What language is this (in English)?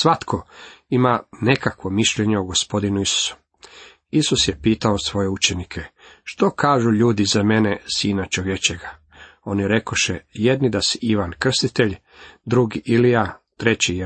Croatian